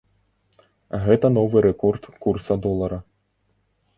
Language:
Belarusian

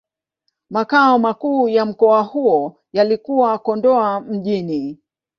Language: Swahili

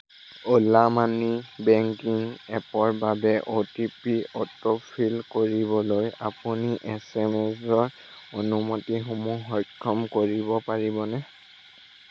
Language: Assamese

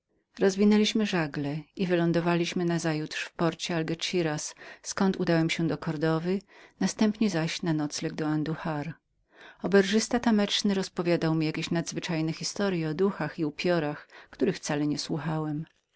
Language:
Polish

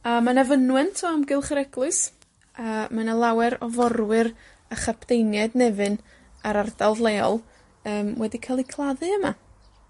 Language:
Welsh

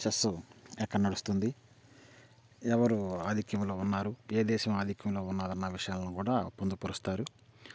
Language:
Telugu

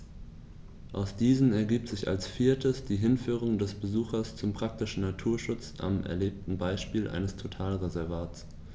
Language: German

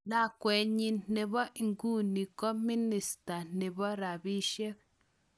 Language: Kalenjin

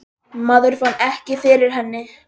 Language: Icelandic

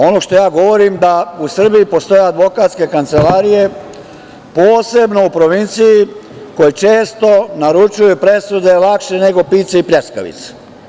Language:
Serbian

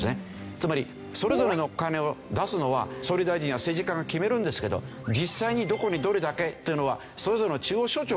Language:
Japanese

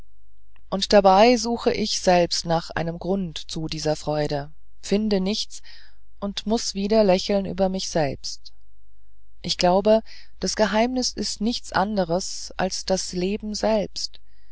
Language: German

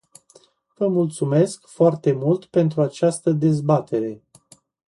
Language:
Romanian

